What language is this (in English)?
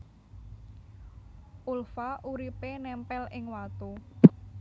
Javanese